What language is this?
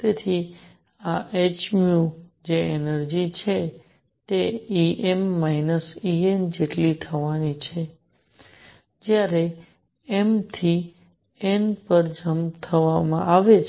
Gujarati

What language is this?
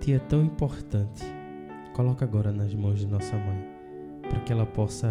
Portuguese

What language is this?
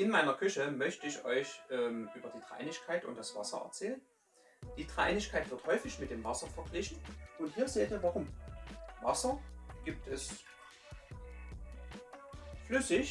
German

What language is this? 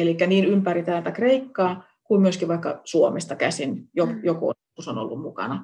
Finnish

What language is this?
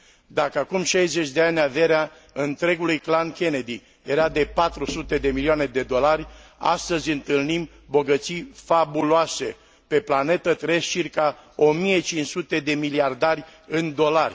Romanian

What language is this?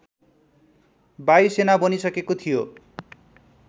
Nepali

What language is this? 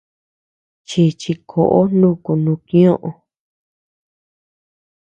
Tepeuxila Cuicatec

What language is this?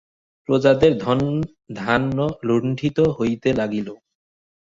Bangla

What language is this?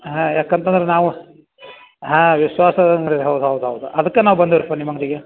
Kannada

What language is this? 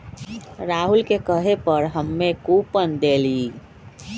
Magahi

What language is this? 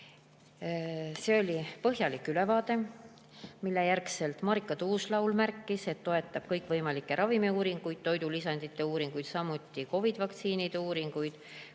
Estonian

